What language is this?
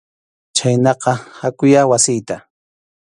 Arequipa-La Unión Quechua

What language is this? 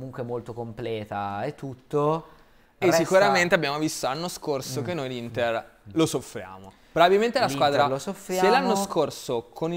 Italian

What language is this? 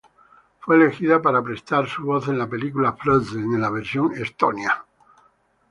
Spanish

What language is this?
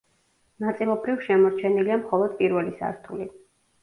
Georgian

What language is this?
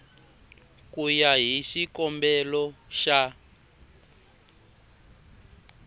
Tsonga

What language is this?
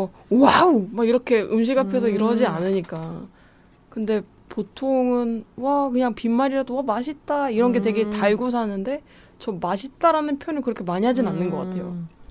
Korean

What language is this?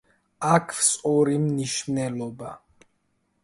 Georgian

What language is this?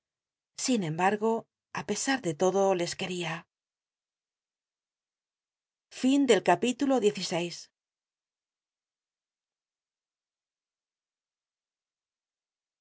Spanish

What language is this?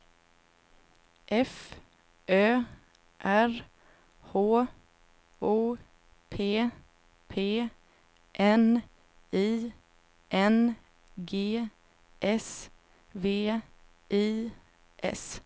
Swedish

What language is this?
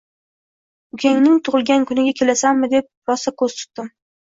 Uzbek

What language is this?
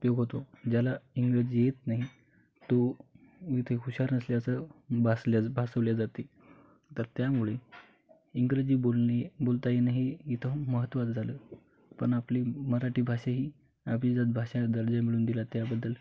Marathi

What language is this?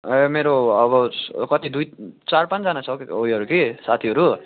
Nepali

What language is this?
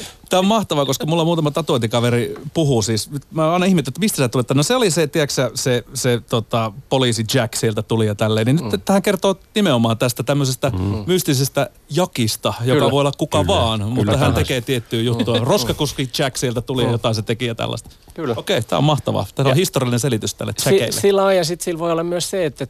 Finnish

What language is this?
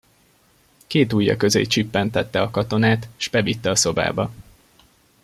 Hungarian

